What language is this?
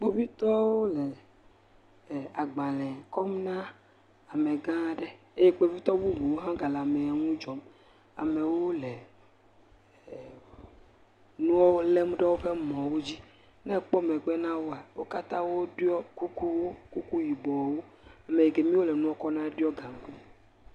Ewe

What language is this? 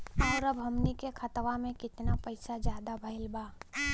Bhojpuri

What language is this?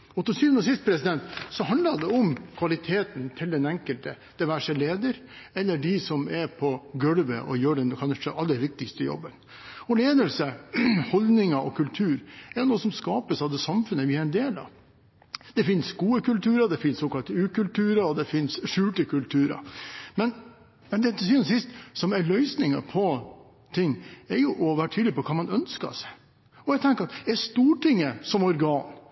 Norwegian Bokmål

